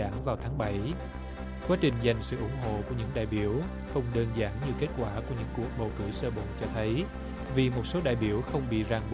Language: Vietnamese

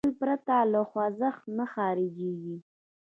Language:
Pashto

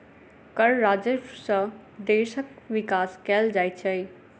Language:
Maithili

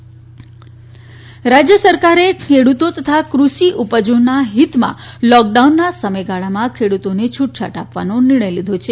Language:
Gujarati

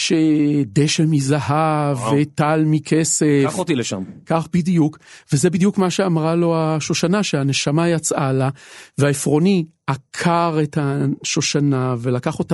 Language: Hebrew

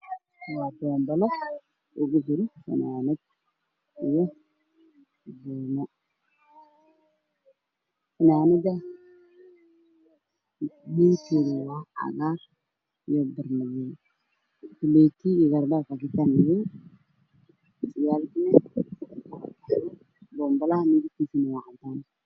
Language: Somali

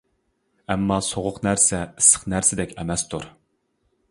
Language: Uyghur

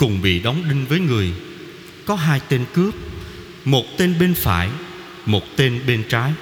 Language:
Vietnamese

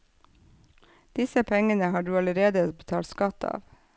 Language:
Norwegian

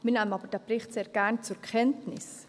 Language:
Swiss German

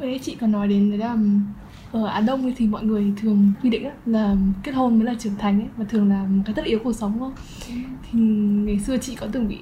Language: Vietnamese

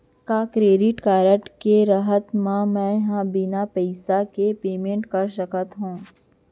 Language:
Chhattisgarhi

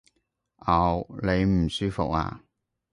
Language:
Cantonese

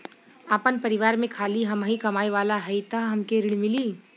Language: Bhojpuri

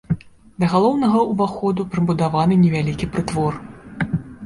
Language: Belarusian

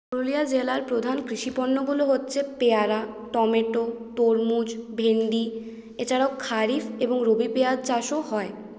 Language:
Bangla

